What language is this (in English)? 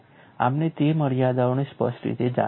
Gujarati